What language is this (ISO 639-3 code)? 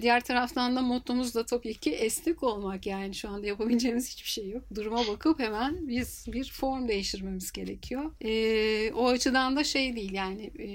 tur